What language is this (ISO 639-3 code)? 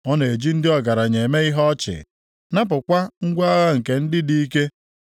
ibo